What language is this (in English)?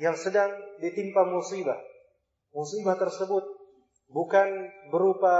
Indonesian